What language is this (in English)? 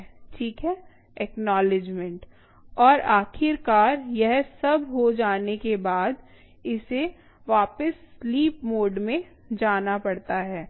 Hindi